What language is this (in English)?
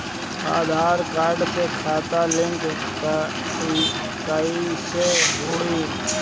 Bhojpuri